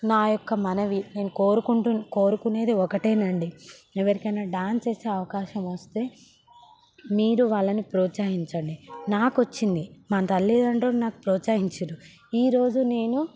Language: Telugu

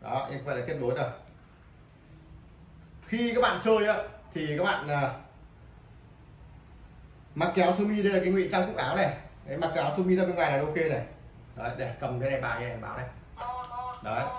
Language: Vietnamese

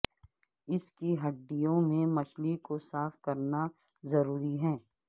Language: Urdu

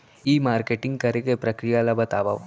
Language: Chhattisgarhi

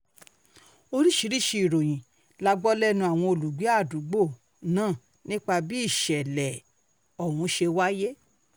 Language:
Yoruba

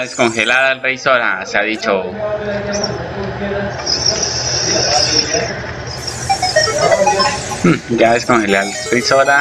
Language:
Spanish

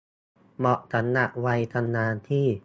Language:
Thai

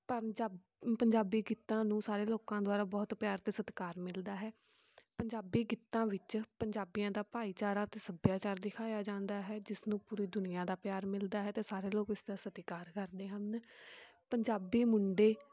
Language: Punjabi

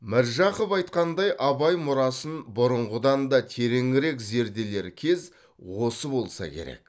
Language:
Kazakh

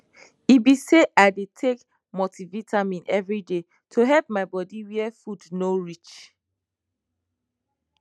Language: Nigerian Pidgin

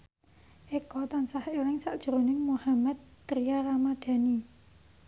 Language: Javanese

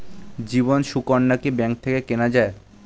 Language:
Bangla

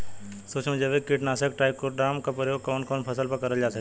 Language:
Bhojpuri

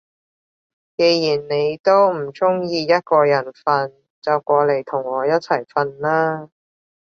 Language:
Cantonese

